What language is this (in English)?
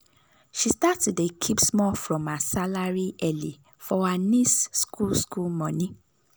Nigerian Pidgin